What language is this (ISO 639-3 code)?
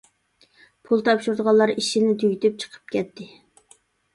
uig